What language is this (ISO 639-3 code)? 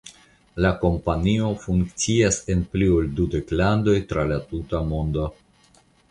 epo